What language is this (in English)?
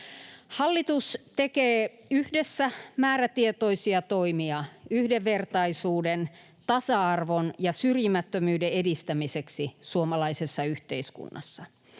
Finnish